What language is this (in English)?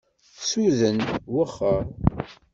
Kabyle